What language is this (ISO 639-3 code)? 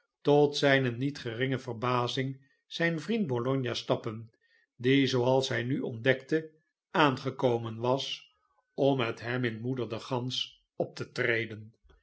nld